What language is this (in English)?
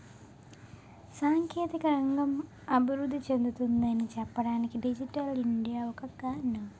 Telugu